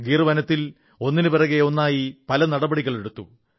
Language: Malayalam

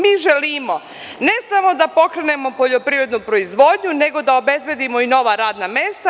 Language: Serbian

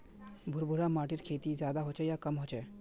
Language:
Magahi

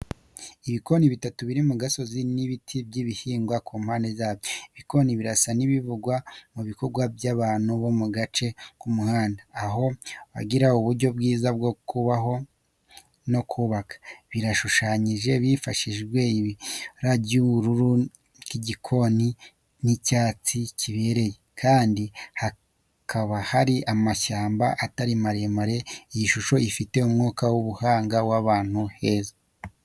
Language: Kinyarwanda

